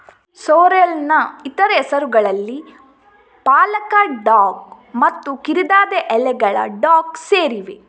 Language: Kannada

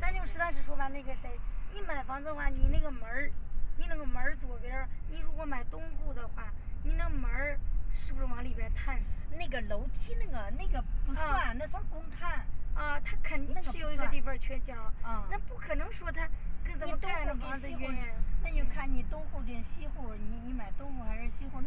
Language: Chinese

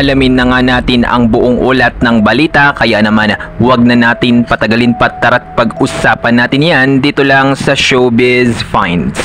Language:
Filipino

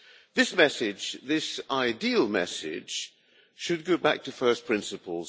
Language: English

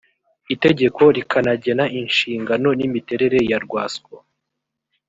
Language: Kinyarwanda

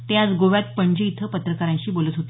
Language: Marathi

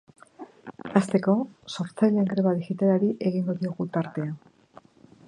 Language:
Basque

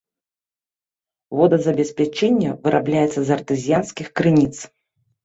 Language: Belarusian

